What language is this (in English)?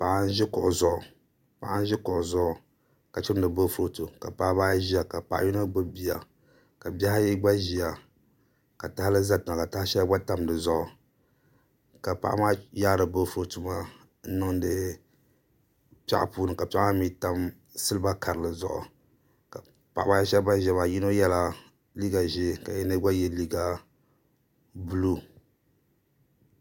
Dagbani